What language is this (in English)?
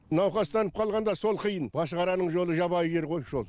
Kazakh